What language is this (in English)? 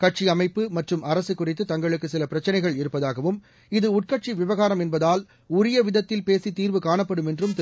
Tamil